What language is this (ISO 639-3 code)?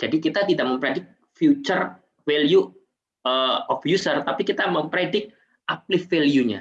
ind